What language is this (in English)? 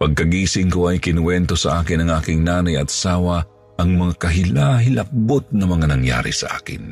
Filipino